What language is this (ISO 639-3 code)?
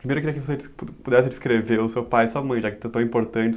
por